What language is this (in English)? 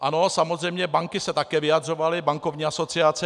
Czech